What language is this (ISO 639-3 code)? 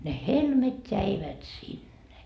fin